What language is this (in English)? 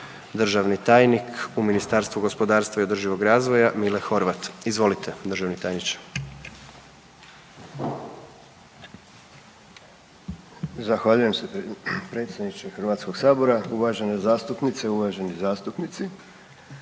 Croatian